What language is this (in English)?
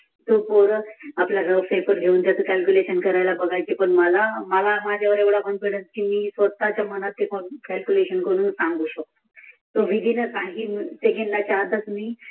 Marathi